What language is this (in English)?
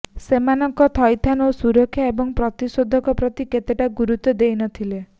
Odia